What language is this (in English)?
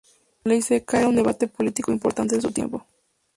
Spanish